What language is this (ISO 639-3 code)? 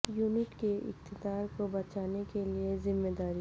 urd